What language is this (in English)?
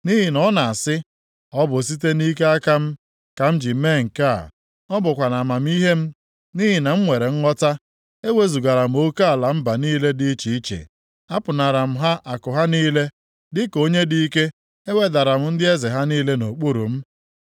Igbo